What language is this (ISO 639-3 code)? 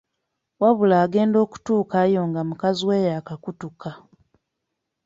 lug